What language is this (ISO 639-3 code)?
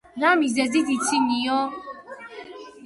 kat